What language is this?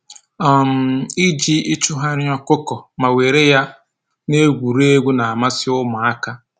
Igbo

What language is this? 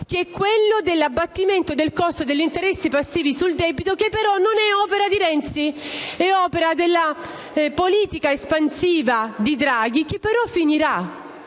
Italian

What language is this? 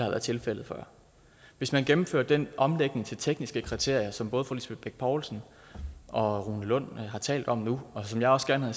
Danish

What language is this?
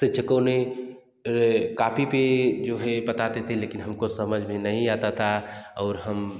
Hindi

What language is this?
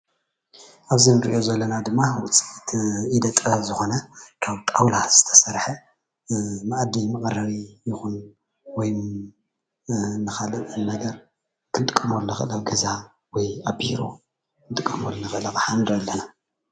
Tigrinya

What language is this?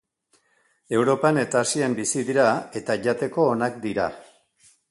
Basque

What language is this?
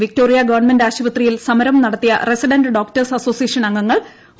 Malayalam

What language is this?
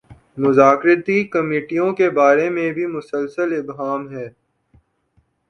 Urdu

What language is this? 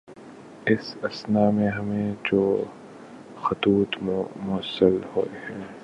Urdu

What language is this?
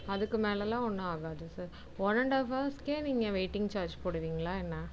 Tamil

